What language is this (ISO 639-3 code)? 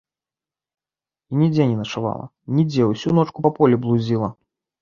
bel